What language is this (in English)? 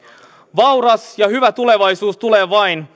Finnish